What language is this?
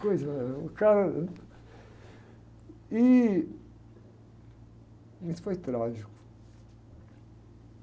Portuguese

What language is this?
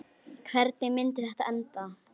Icelandic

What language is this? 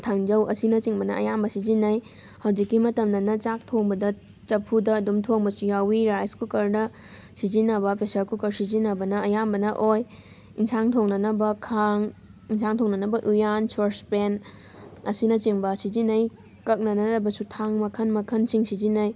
Manipuri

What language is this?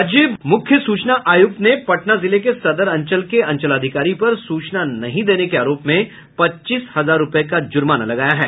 Hindi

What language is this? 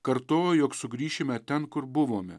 Lithuanian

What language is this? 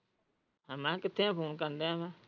Punjabi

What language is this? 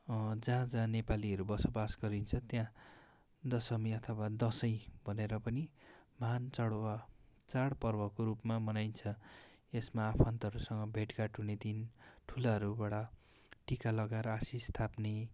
Nepali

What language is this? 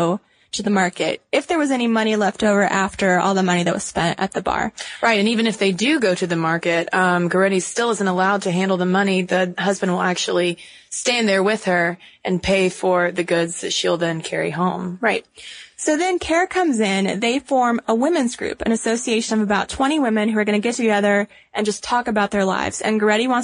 English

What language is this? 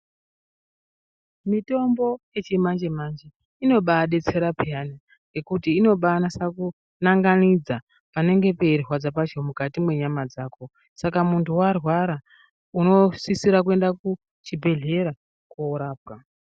Ndau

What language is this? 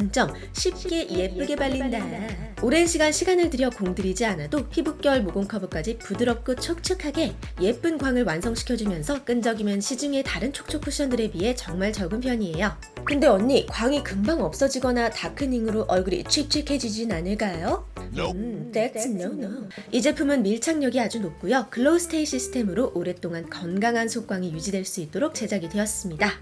Korean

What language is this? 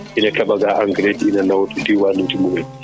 Fula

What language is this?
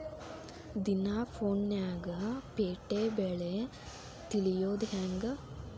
Kannada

